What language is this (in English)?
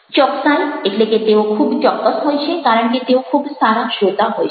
Gujarati